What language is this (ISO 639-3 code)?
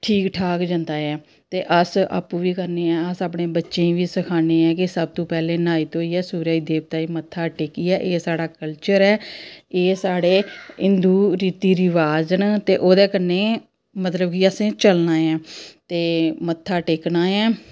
doi